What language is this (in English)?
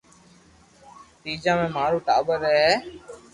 Loarki